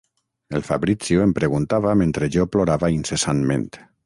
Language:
Catalan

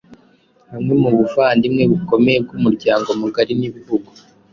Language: Kinyarwanda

